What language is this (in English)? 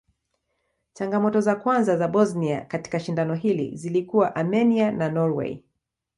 Swahili